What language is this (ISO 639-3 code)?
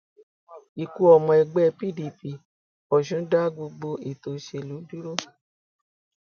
yor